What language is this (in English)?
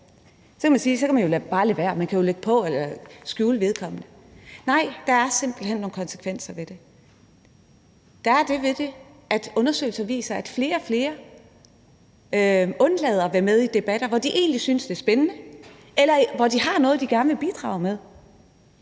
Danish